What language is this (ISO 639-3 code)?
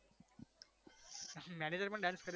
guj